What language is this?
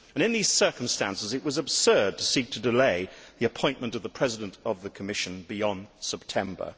English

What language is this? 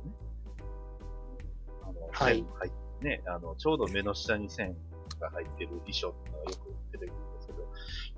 Japanese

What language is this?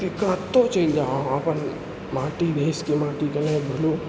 Maithili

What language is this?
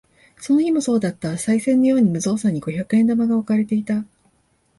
Japanese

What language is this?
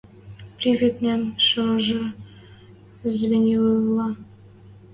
Western Mari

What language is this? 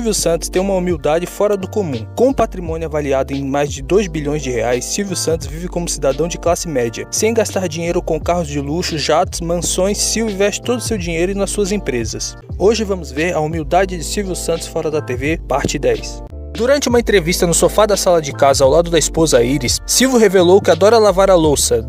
Portuguese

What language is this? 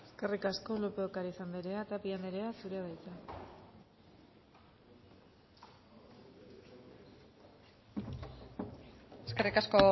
Basque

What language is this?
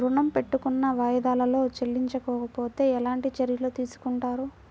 Telugu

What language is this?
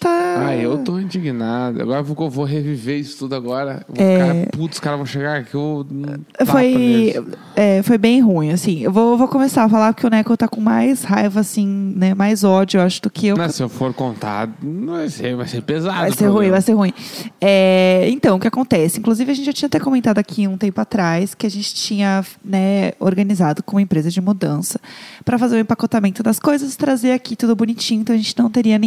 Portuguese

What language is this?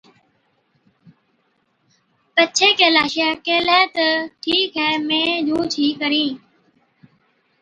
Od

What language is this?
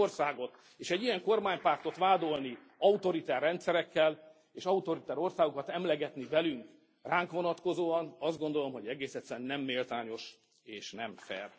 Hungarian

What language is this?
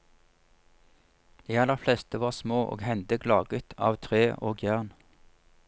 Norwegian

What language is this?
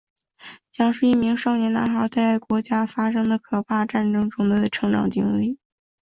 Chinese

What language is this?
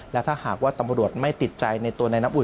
Thai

